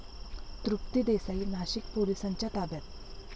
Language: Marathi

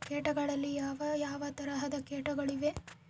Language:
Kannada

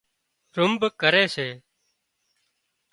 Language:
Wadiyara Koli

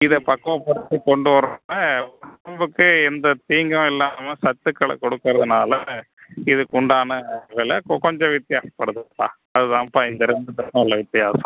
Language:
Tamil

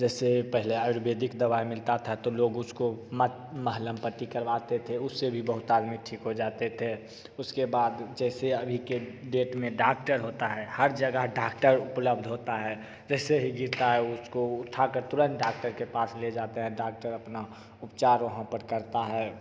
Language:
Hindi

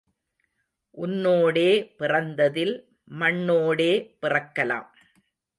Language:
Tamil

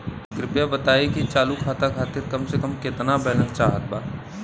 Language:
Bhojpuri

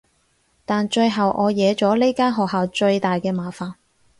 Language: Cantonese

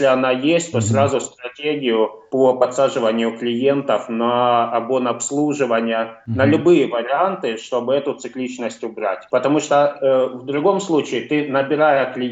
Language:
Russian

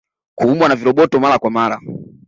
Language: Swahili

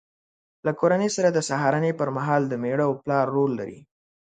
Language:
Pashto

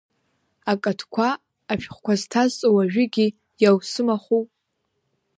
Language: Abkhazian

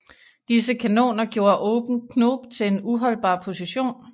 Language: Danish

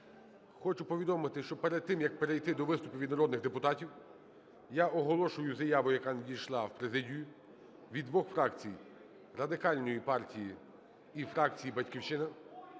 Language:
Ukrainian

